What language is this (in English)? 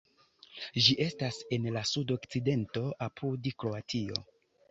Esperanto